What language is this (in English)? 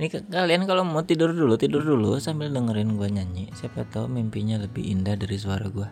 Indonesian